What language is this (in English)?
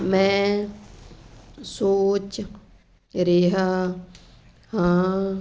Punjabi